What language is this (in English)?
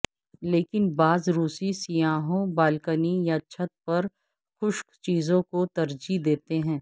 Urdu